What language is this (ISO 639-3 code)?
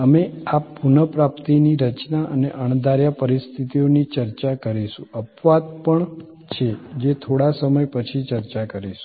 guj